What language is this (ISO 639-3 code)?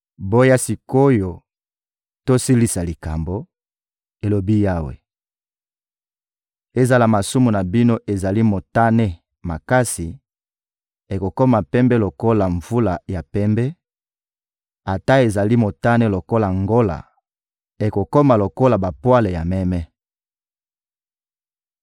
lin